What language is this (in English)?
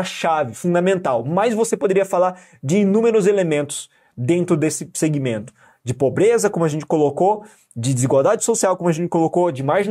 Portuguese